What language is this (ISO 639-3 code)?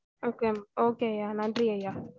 tam